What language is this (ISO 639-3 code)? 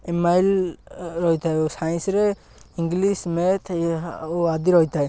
ori